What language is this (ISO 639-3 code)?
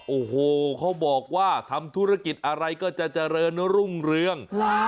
tha